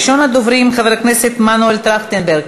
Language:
Hebrew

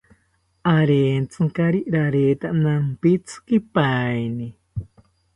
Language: South Ucayali Ashéninka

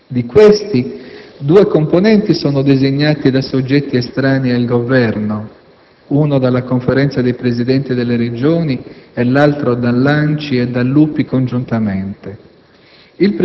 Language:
Italian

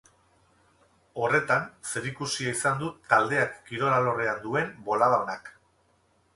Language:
Basque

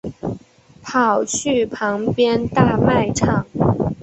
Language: Chinese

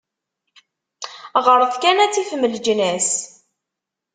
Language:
Kabyle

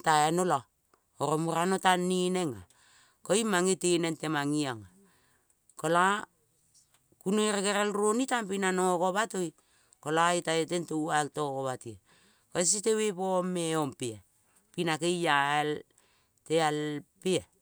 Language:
Kol (Papua New Guinea)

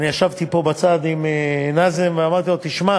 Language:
Hebrew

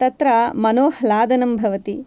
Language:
Sanskrit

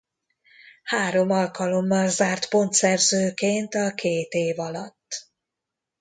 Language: Hungarian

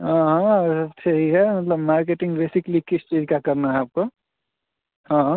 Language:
Hindi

